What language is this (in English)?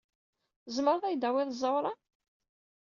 Kabyle